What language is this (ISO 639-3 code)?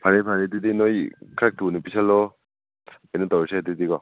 mni